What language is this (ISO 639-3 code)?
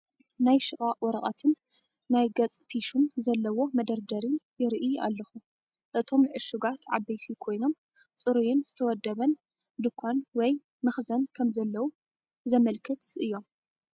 tir